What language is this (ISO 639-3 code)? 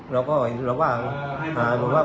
tha